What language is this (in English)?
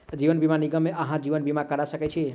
Maithili